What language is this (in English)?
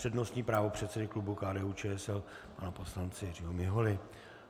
Czech